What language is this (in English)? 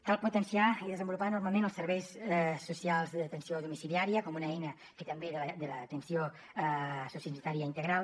Catalan